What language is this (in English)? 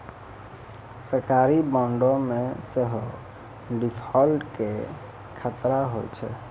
Maithili